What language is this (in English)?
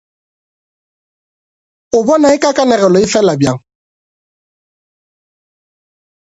Northern Sotho